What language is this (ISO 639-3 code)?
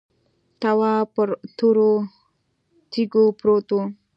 pus